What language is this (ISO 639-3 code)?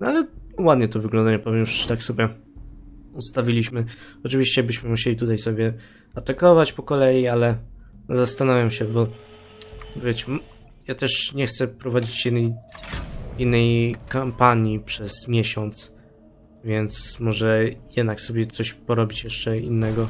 pol